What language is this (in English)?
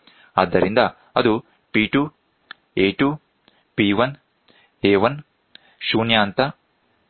Kannada